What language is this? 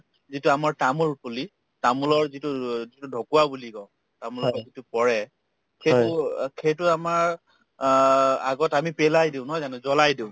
Assamese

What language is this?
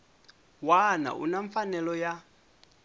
Tsonga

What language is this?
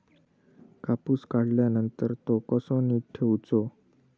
Marathi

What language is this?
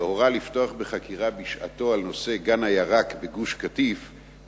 Hebrew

